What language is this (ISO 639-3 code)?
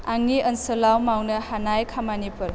brx